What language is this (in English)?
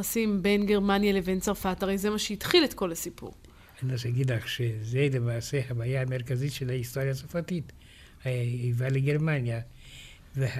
Hebrew